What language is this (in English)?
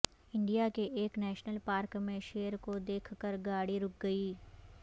Urdu